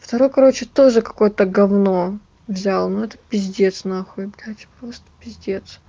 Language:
Russian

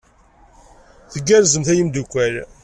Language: Kabyle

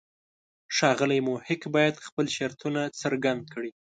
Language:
Pashto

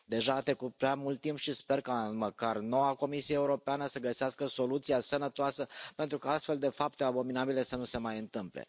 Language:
Romanian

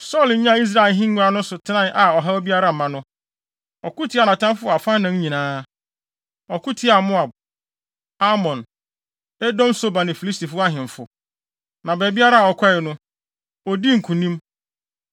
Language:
Akan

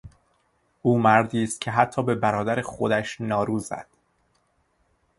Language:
Persian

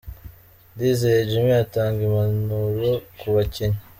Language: Kinyarwanda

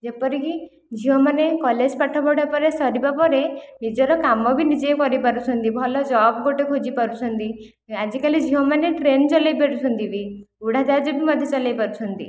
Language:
Odia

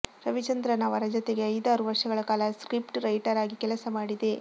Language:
Kannada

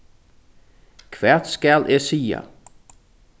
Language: Faroese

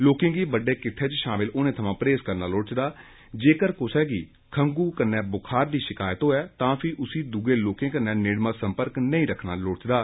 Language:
Dogri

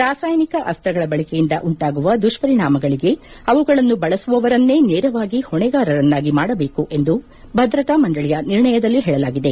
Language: Kannada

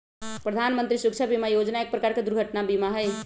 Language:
Magahi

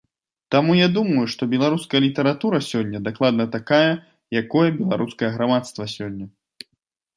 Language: Belarusian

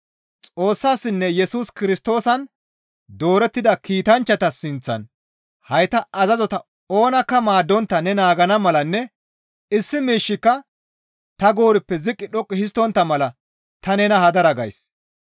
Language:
Gamo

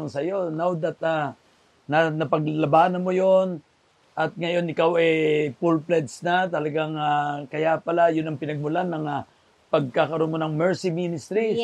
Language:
Filipino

